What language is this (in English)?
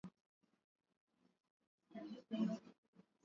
Swahili